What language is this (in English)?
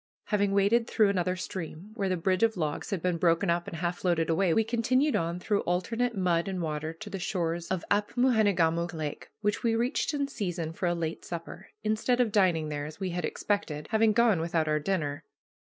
English